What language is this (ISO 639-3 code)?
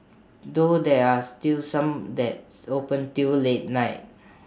eng